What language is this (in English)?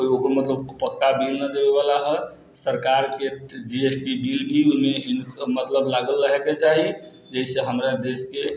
Maithili